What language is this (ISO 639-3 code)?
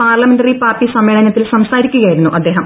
mal